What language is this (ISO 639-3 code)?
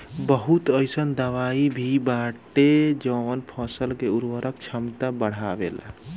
bho